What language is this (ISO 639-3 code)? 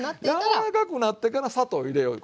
jpn